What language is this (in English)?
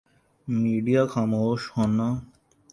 Urdu